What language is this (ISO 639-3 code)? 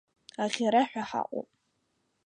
abk